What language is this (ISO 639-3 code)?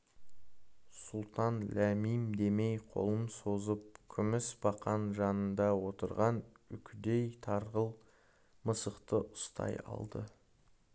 kaz